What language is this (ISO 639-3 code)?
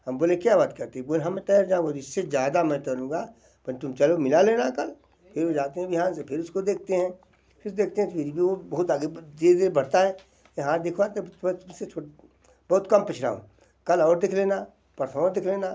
hin